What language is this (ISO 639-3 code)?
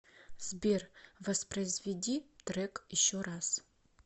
rus